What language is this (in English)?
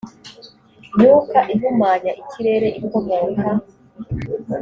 Kinyarwanda